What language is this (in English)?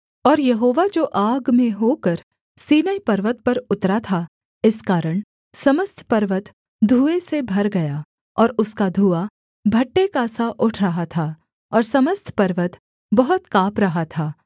Hindi